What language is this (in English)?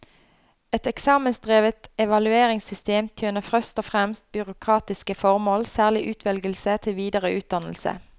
Norwegian